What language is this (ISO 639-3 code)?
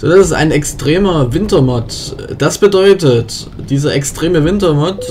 deu